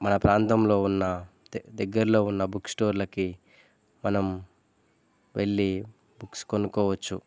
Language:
Telugu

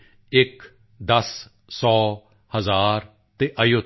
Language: Punjabi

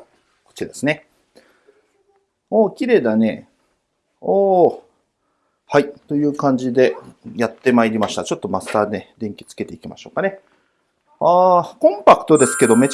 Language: Japanese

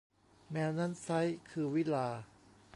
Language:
Thai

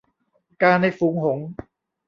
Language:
Thai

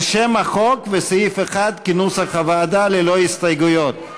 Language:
Hebrew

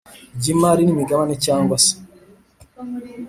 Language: Kinyarwanda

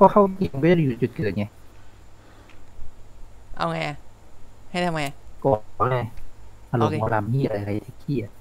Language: Thai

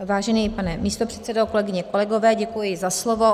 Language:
Czech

